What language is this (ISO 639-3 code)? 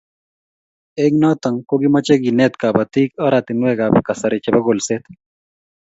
kln